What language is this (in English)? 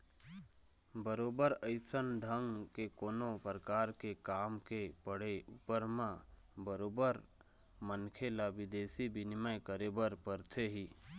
Chhattisgarhi